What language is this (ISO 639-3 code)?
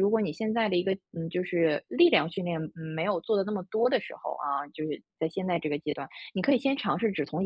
zho